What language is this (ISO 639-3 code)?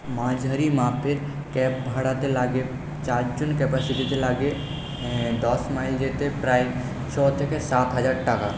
ben